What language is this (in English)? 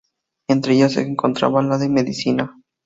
Spanish